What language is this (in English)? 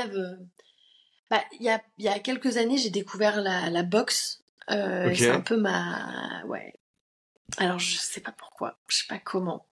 French